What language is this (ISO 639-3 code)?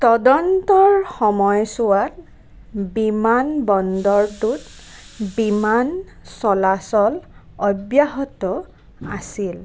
asm